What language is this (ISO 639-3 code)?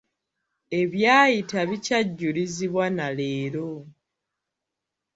lug